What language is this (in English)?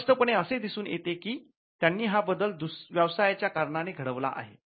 Marathi